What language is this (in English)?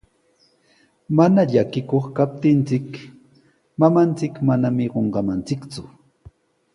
Sihuas Ancash Quechua